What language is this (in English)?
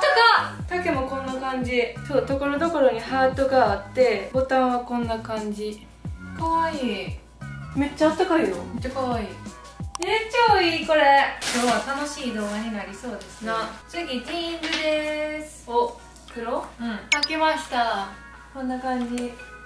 Japanese